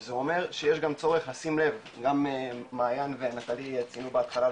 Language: Hebrew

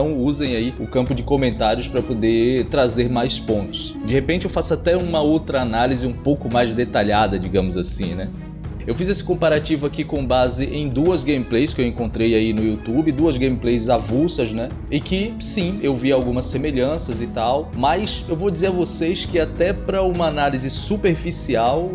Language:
Portuguese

